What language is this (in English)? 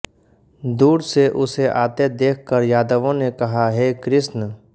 Hindi